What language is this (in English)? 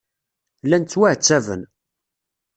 Kabyle